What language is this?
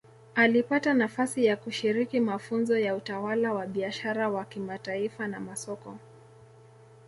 Swahili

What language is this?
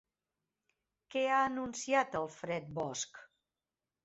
Catalan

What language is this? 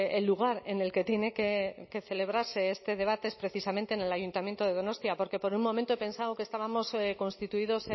Spanish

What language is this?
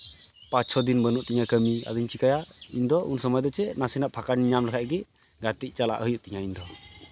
Santali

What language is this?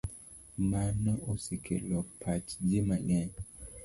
Luo (Kenya and Tanzania)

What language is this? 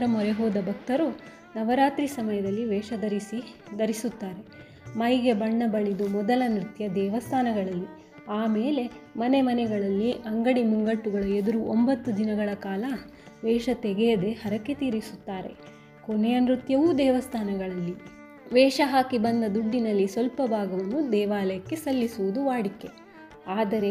Kannada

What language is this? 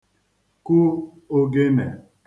Igbo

